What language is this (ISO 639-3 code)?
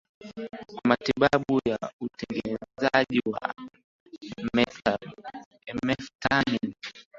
swa